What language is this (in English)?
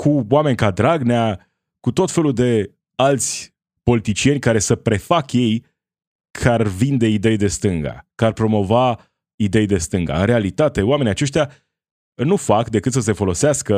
Romanian